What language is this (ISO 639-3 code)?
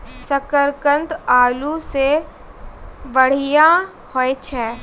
mai